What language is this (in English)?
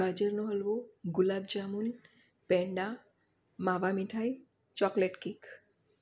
Gujarati